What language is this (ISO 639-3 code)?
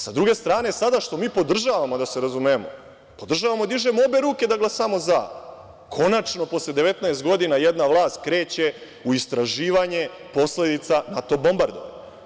srp